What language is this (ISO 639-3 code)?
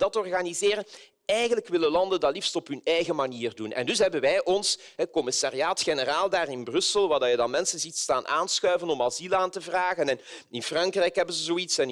nld